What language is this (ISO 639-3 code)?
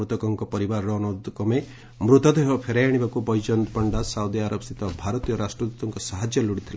ori